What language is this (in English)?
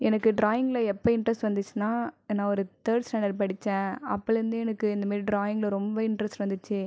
Tamil